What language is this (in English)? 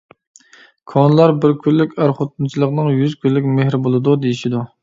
Uyghur